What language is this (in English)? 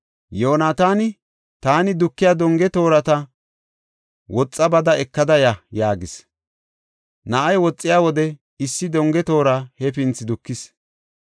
Gofa